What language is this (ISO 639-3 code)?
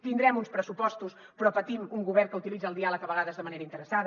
cat